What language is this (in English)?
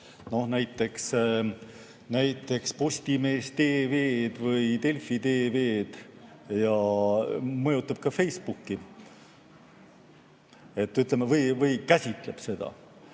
Estonian